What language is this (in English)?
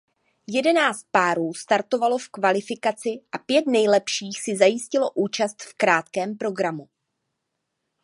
Czech